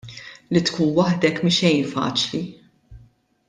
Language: Maltese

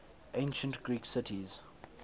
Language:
English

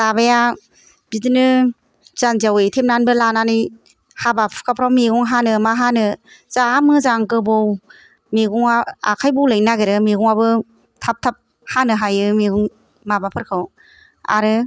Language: Bodo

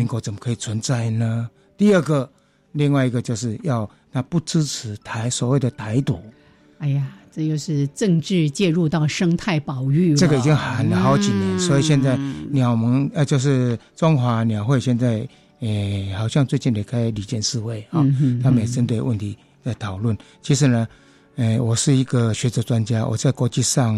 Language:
Chinese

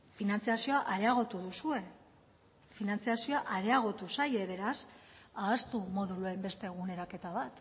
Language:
Basque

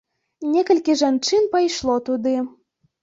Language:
Belarusian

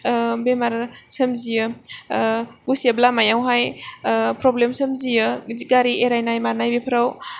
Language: Bodo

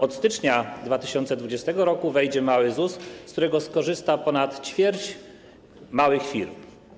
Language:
Polish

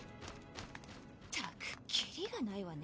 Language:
Japanese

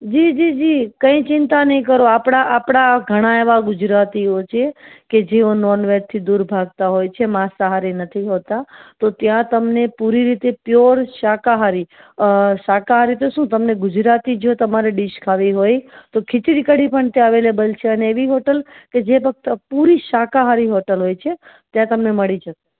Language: Gujarati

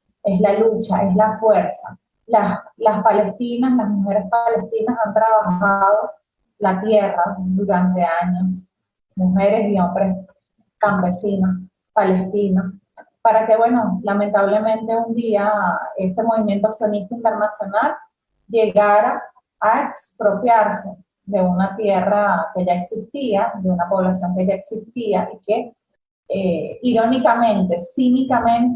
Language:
Spanish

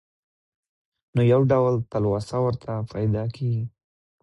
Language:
Pashto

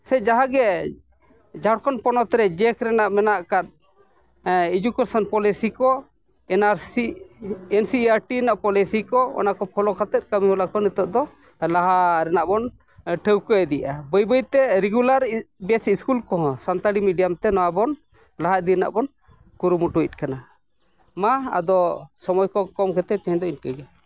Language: Santali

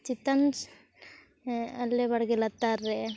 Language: Santali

